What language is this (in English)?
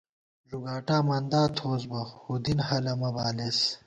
Gawar-Bati